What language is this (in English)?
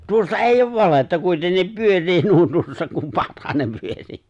Finnish